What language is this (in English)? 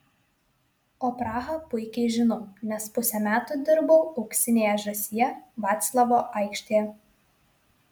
Lithuanian